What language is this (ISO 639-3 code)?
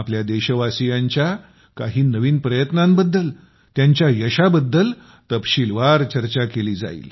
mar